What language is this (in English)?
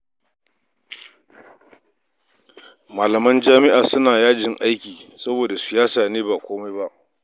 Hausa